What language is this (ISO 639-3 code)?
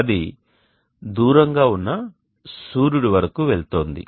tel